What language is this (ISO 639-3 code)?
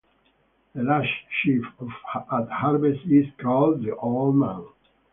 eng